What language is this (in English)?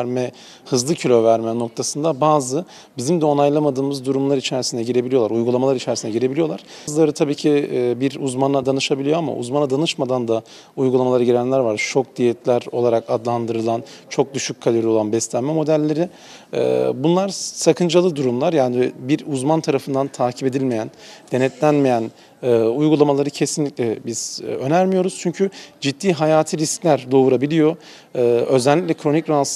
Turkish